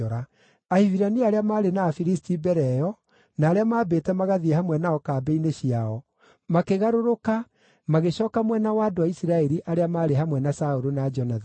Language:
Kikuyu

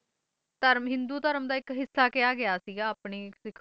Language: Punjabi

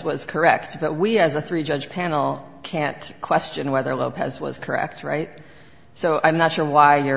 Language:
English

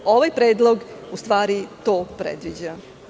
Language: Serbian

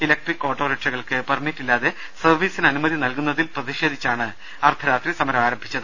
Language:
Malayalam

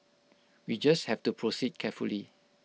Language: English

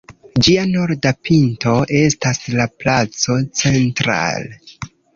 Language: Esperanto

